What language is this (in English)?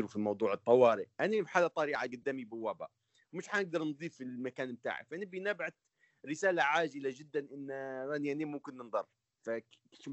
Arabic